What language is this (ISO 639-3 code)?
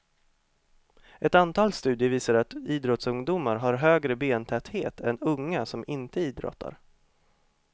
swe